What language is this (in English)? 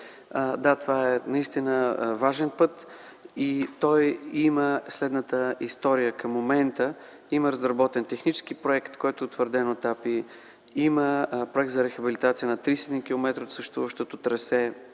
Bulgarian